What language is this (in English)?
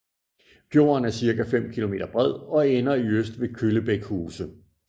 Danish